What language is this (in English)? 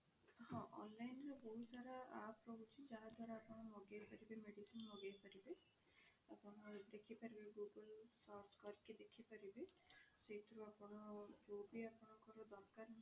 Odia